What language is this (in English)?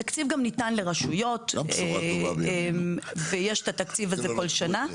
Hebrew